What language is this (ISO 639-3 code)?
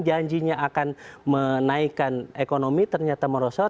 ind